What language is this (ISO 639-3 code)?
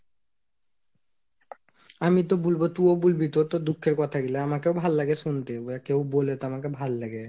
ben